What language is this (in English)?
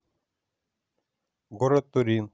Russian